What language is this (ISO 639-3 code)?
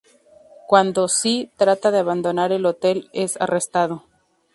spa